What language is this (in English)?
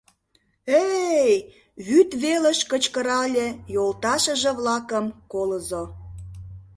Mari